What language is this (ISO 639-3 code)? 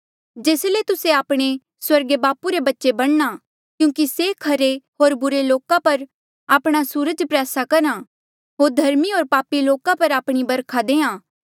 mjl